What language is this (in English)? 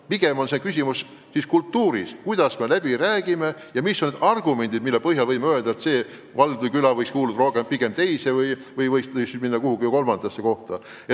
Estonian